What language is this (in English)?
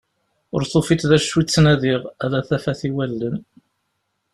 Kabyle